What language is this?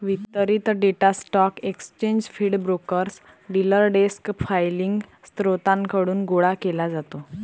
Marathi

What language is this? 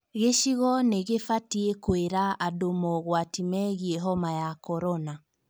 Kikuyu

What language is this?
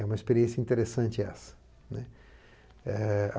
Portuguese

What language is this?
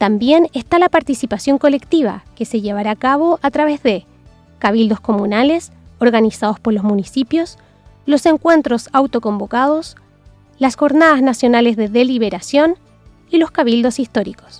Spanish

